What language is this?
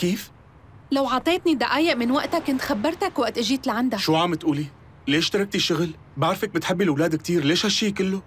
Arabic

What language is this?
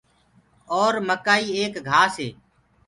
Gurgula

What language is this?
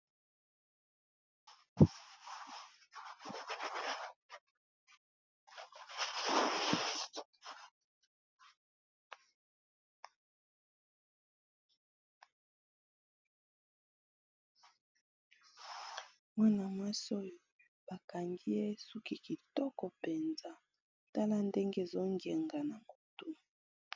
Lingala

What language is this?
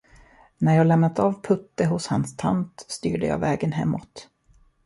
Swedish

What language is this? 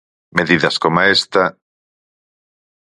Galician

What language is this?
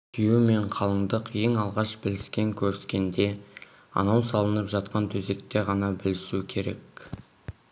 Kazakh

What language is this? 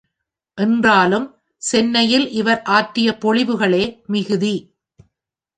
Tamil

